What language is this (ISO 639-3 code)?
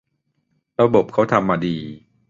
tha